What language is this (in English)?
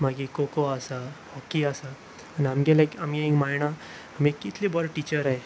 Konkani